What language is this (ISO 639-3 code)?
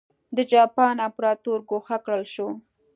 pus